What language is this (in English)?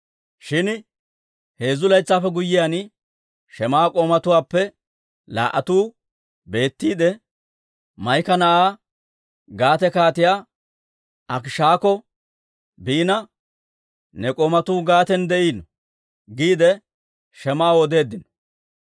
Dawro